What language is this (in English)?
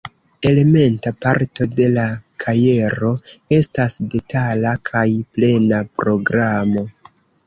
Esperanto